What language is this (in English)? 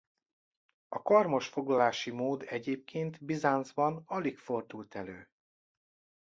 Hungarian